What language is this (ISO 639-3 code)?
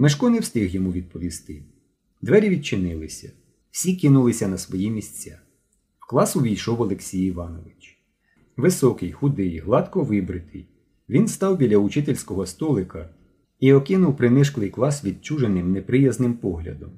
ukr